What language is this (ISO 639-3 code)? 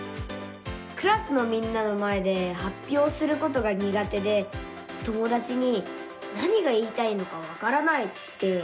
jpn